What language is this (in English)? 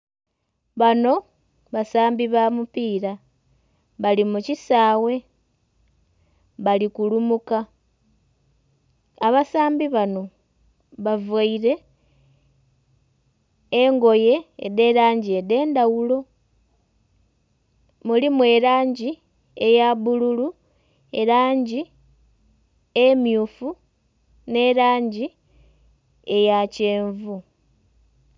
Soga